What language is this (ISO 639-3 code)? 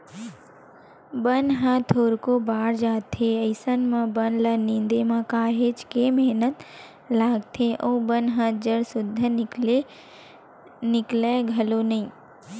hne